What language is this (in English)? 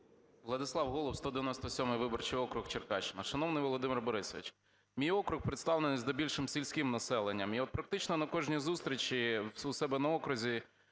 Ukrainian